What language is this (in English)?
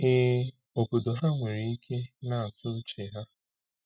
Igbo